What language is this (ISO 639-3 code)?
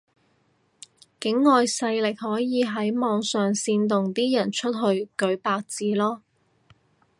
yue